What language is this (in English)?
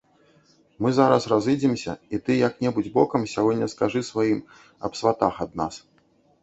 Belarusian